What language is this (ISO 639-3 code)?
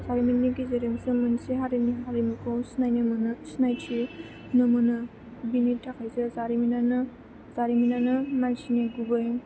brx